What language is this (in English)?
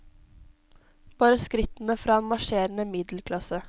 Norwegian